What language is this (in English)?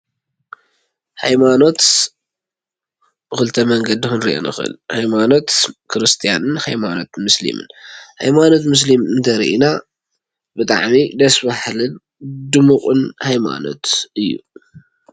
Tigrinya